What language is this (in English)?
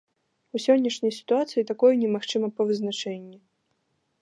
Belarusian